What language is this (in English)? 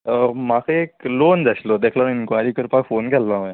Konkani